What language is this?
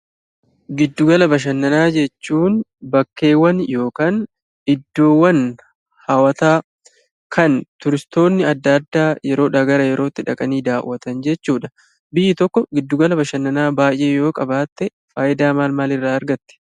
Oromo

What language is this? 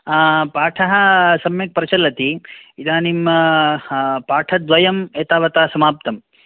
Sanskrit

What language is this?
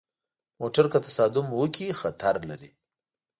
Pashto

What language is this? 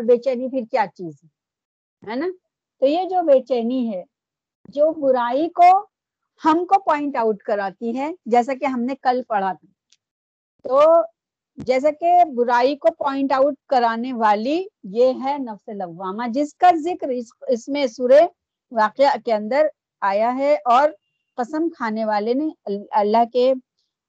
Urdu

